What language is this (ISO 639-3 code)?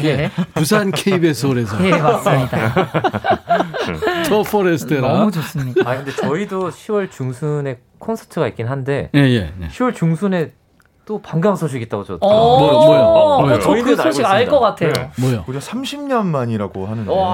kor